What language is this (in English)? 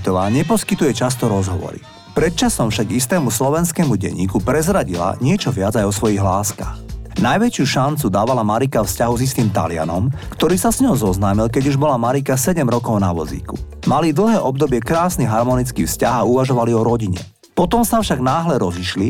Slovak